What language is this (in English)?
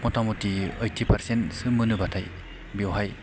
Bodo